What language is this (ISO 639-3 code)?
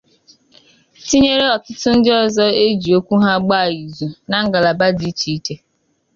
ibo